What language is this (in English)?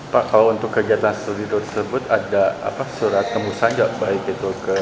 Indonesian